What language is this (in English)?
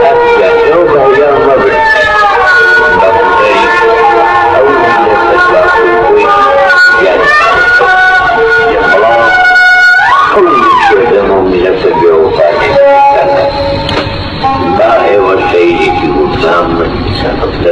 Arabic